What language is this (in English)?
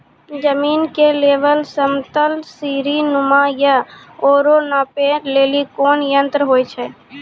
Maithili